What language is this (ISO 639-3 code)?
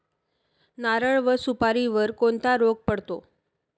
mar